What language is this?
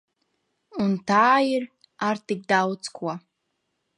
Latvian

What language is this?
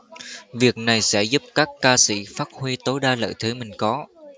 Vietnamese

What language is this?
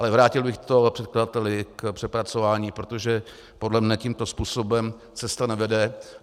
Czech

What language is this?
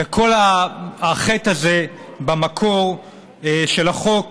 Hebrew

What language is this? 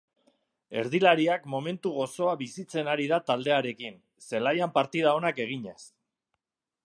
Basque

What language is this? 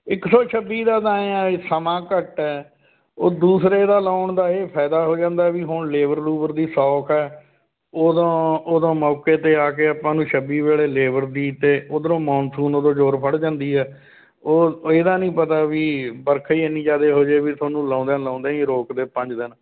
Punjabi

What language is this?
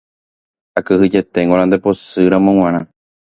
Guarani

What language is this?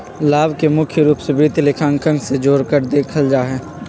Magahi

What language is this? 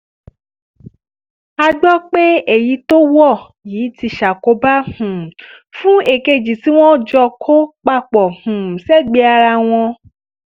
Yoruba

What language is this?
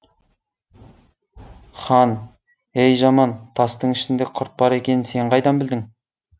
Kazakh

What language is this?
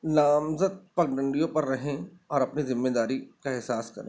Urdu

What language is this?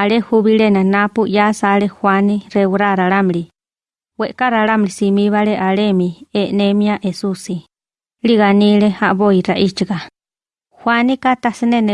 Spanish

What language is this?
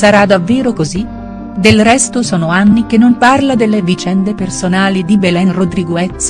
Italian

